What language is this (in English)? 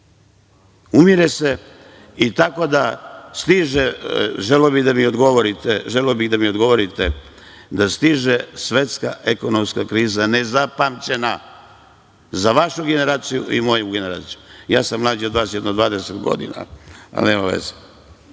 Serbian